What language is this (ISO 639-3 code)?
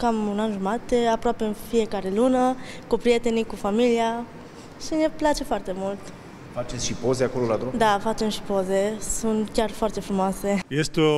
ron